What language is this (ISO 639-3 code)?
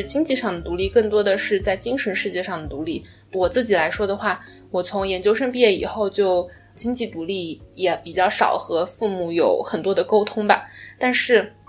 zho